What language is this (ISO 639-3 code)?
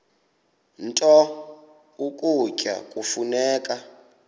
xho